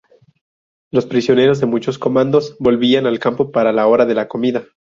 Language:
Spanish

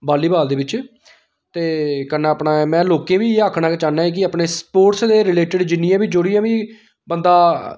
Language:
Dogri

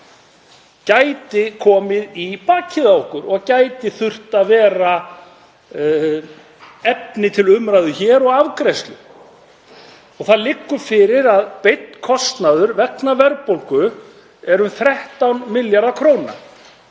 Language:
Icelandic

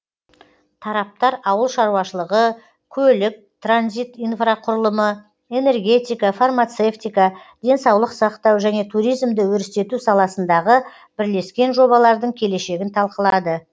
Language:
Kazakh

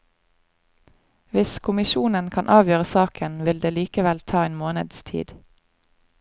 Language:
Norwegian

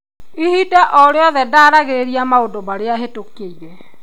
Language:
Kikuyu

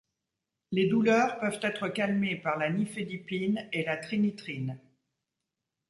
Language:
French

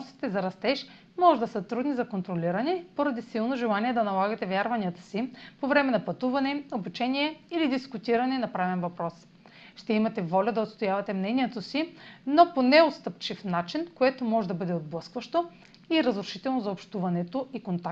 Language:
Bulgarian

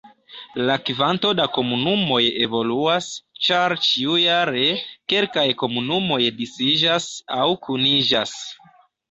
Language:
Esperanto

